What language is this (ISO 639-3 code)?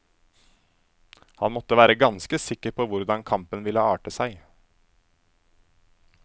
nor